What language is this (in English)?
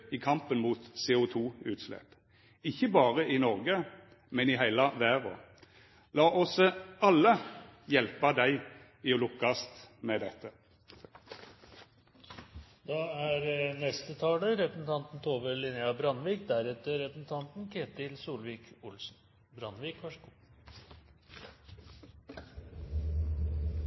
Norwegian